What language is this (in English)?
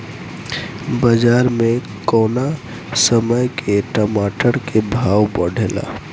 Bhojpuri